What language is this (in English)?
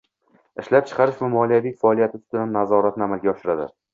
Uzbek